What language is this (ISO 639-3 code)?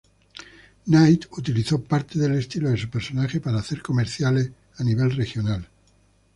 spa